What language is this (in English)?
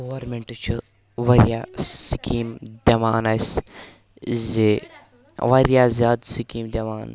Kashmiri